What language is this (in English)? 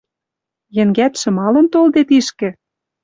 Western Mari